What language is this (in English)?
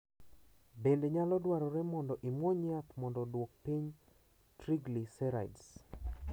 Luo (Kenya and Tanzania)